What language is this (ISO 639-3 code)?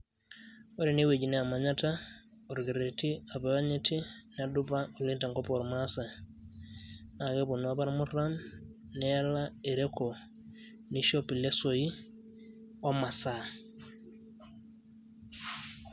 mas